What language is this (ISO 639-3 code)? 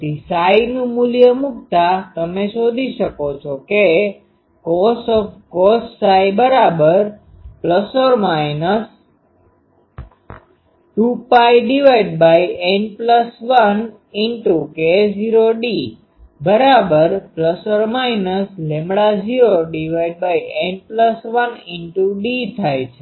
guj